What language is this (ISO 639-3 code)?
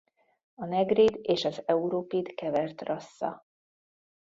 hun